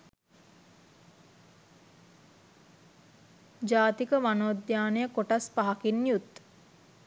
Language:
Sinhala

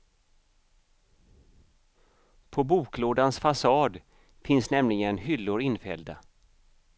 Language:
Swedish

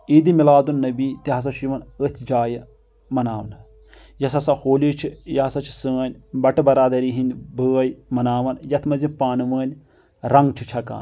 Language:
Kashmiri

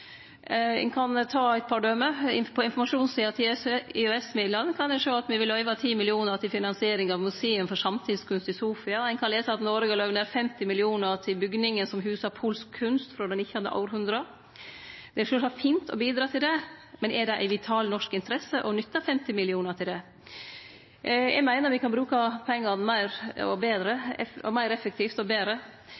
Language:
Norwegian Nynorsk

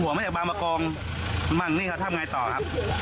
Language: Thai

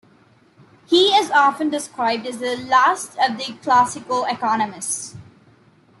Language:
English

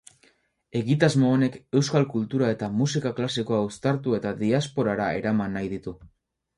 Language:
Basque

